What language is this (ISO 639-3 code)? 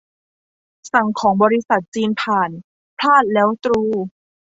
tha